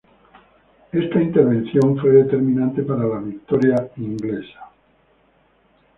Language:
Spanish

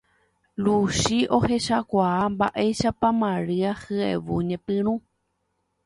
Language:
Guarani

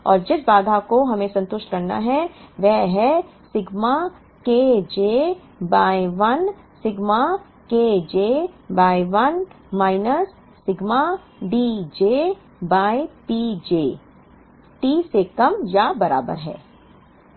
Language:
Hindi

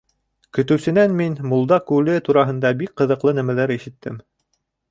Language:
Bashkir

